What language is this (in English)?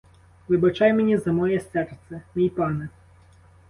Ukrainian